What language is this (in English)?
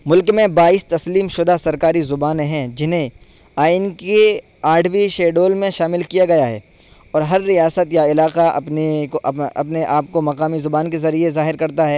Urdu